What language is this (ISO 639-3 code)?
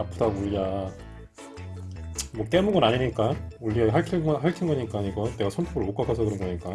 kor